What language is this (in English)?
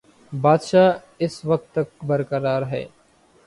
Urdu